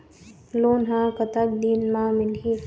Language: Chhattisgarhi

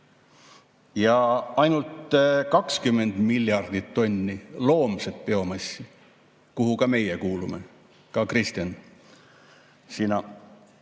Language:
Estonian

